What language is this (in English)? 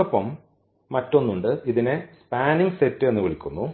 Malayalam